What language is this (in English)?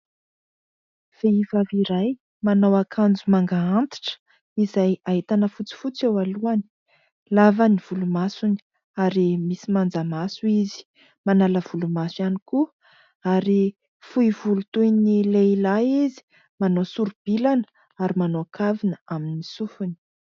Malagasy